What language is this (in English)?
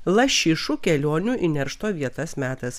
Lithuanian